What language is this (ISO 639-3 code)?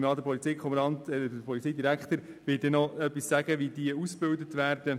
gsw